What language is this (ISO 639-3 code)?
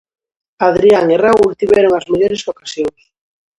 glg